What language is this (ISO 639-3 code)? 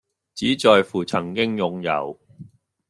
yue